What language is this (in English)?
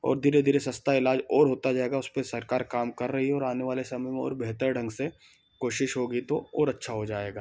Hindi